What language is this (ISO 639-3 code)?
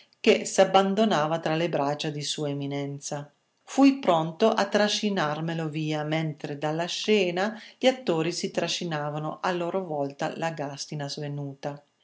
ita